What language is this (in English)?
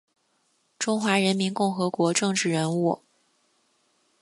Chinese